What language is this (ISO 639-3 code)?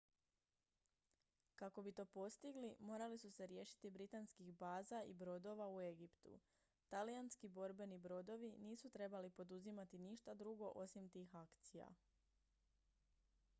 hrv